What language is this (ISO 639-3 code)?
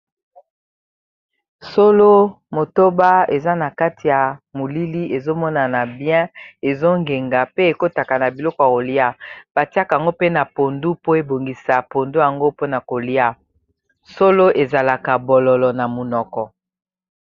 lin